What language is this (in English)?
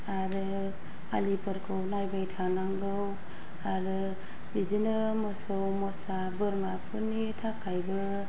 Bodo